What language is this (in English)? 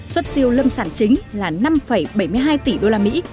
Vietnamese